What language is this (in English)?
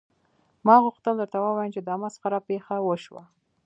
Pashto